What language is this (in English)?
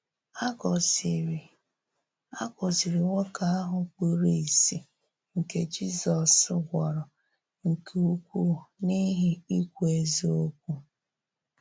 Igbo